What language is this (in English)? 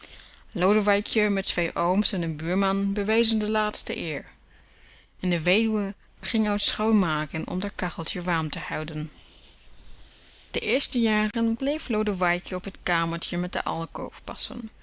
Dutch